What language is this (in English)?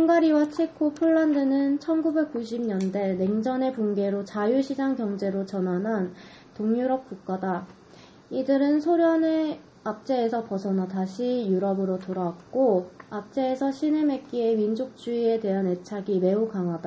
Korean